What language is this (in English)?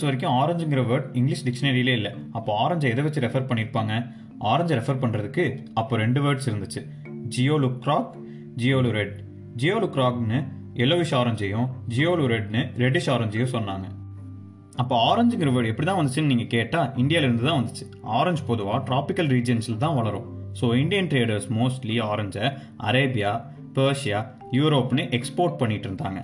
Tamil